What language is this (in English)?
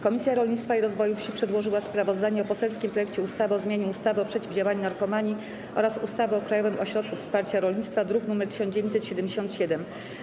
Polish